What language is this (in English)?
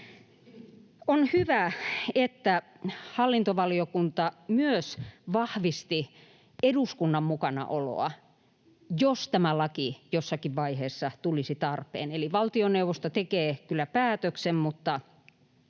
Finnish